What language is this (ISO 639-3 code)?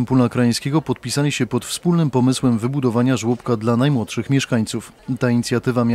pol